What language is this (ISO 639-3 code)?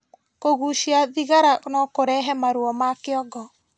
kik